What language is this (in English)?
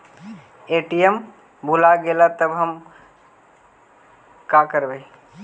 Magahi